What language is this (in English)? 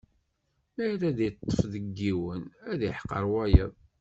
Kabyle